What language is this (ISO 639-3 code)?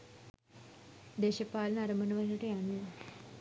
sin